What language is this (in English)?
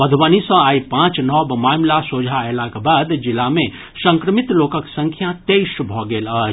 Maithili